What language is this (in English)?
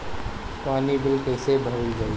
Bhojpuri